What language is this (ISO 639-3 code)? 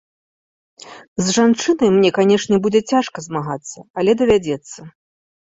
bel